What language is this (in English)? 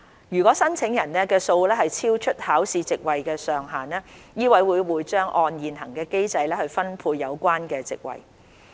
Cantonese